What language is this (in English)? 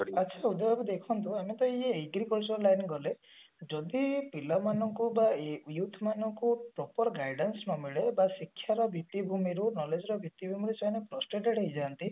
Odia